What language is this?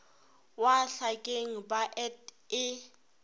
Northern Sotho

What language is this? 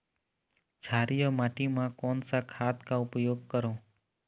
Chhattisgarhi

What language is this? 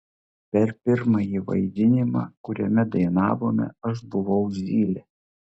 Lithuanian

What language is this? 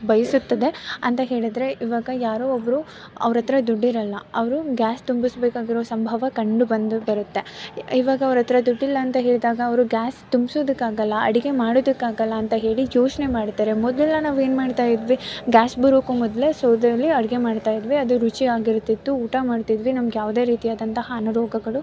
Kannada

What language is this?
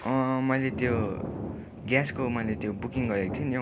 Nepali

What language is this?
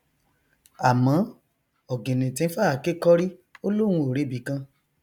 Yoruba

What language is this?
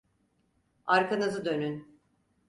Turkish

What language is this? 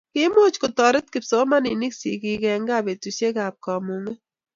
Kalenjin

